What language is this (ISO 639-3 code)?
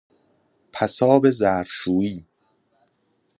fas